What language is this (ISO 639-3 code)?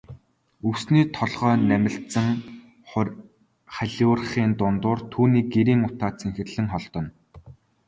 mon